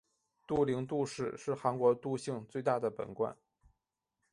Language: Chinese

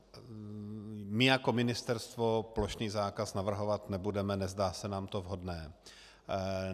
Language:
Czech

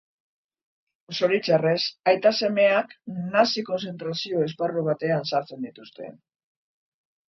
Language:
Basque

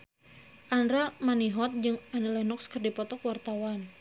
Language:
Sundanese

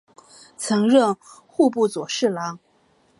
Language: Chinese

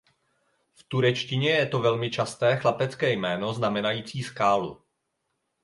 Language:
Czech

